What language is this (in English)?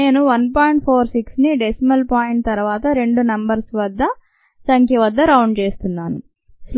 Telugu